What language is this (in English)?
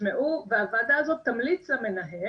Hebrew